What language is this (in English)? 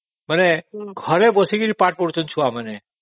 Odia